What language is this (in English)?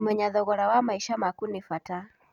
Kikuyu